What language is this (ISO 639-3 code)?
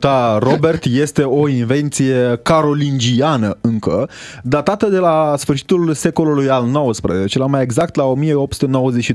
ron